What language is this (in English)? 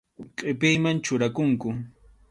Arequipa-La Unión Quechua